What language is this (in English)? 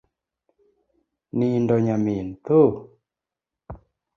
Luo (Kenya and Tanzania)